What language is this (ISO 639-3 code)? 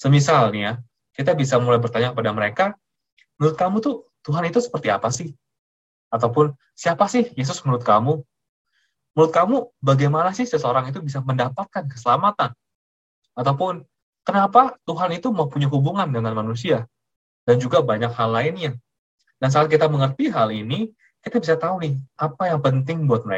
ind